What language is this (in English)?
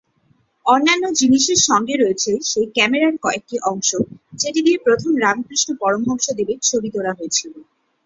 Bangla